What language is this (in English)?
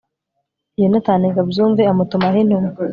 Kinyarwanda